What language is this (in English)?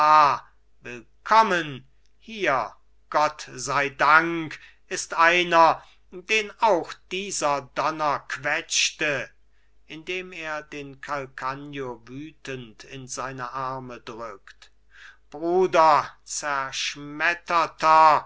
German